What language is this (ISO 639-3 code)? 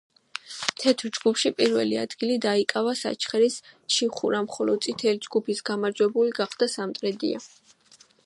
kat